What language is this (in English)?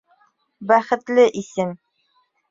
Bashkir